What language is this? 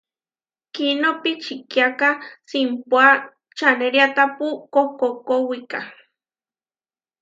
Huarijio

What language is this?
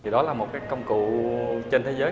Vietnamese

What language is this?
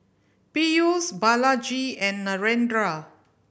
English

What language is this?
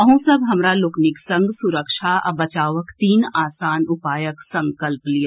Maithili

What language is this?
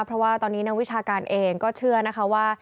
Thai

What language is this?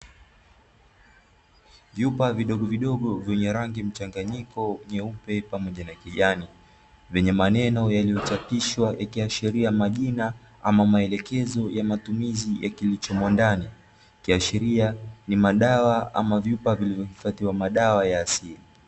Swahili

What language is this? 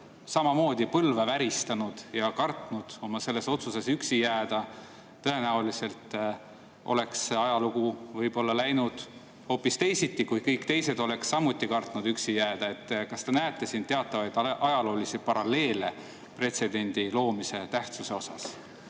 Estonian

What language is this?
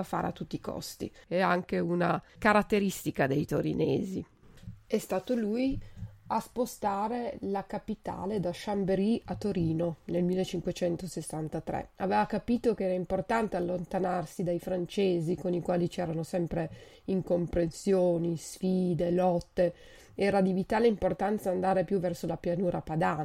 Italian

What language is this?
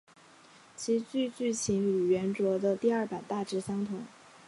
Chinese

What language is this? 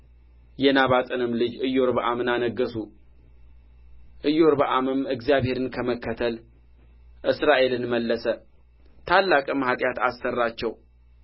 Amharic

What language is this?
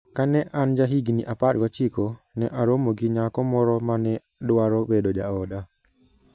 Luo (Kenya and Tanzania)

